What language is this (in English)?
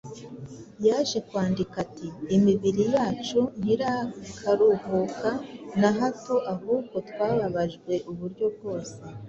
Kinyarwanda